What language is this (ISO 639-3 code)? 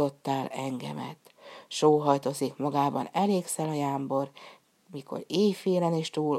hun